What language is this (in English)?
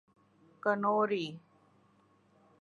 Urdu